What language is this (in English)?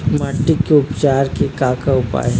Chhattisgarhi